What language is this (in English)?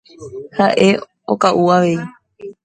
Guarani